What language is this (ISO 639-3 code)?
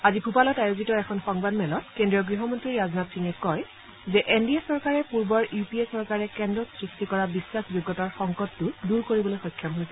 asm